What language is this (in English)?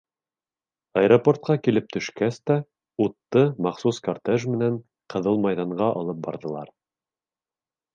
Bashkir